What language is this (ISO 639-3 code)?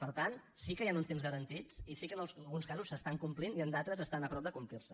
cat